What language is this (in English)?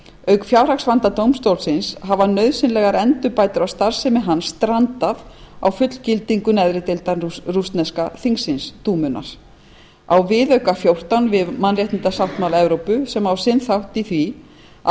Icelandic